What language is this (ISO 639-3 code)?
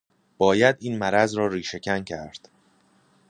fas